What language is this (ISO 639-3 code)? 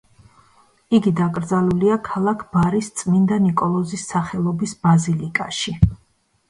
kat